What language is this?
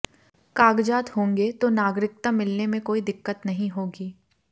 Hindi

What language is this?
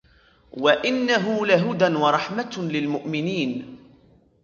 Arabic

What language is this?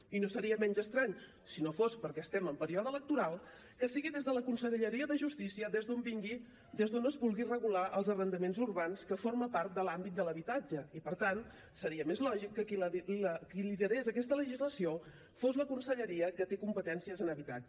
Catalan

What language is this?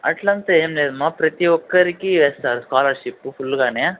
Telugu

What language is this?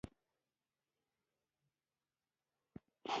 Pashto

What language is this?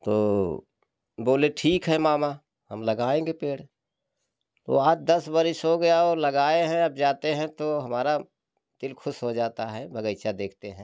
Hindi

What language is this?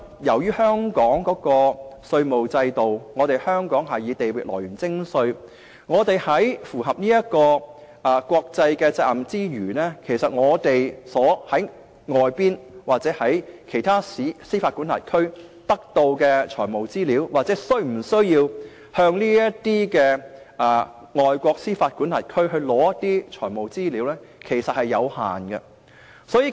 Cantonese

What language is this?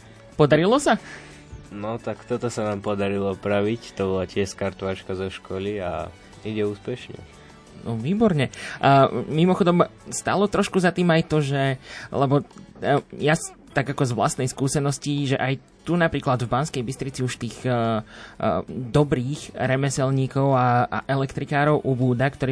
Slovak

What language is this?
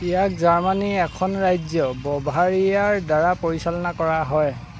Assamese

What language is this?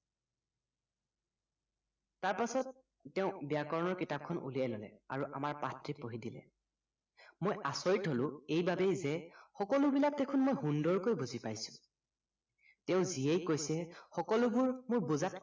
Assamese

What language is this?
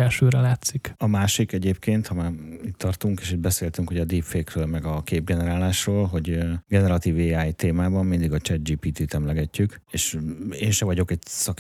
Hungarian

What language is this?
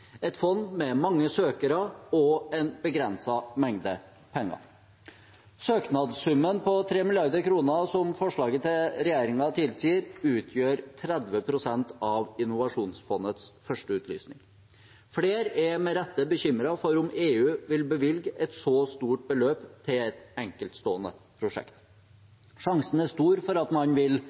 Norwegian Bokmål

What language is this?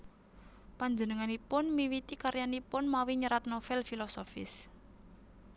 Javanese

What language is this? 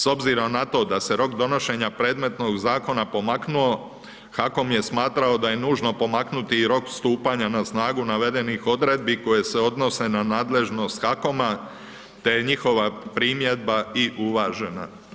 Croatian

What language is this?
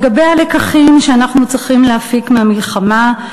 Hebrew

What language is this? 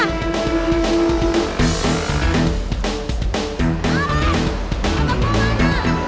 Indonesian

